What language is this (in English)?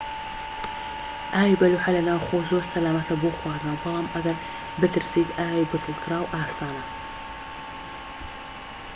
Central Kurdish